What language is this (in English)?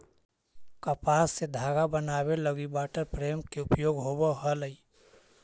Magahi